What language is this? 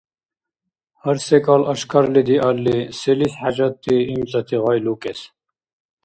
Dargwa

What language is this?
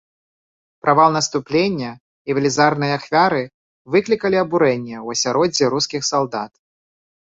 Belarusian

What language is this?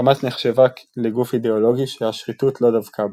Hebrew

